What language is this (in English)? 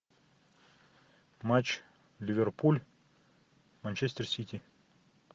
Russian